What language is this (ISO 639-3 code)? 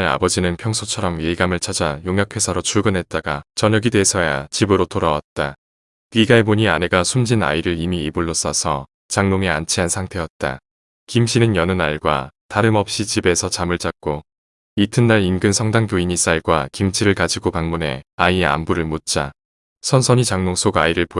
kor